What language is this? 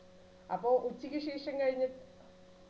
Malayalam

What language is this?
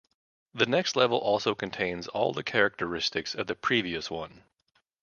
English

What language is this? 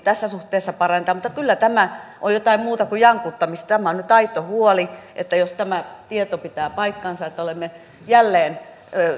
Finnish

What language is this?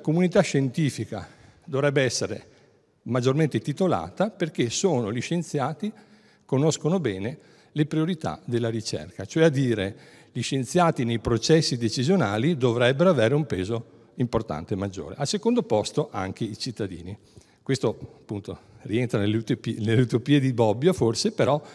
Italian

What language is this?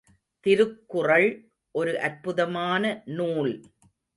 Tamil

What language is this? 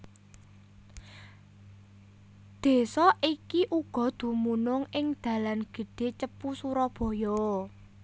Javanese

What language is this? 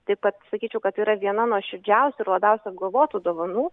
Lithuanian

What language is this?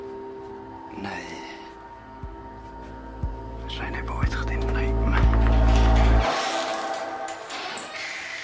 Welsh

